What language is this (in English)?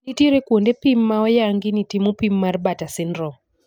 Luo (Kenya and Tanzania)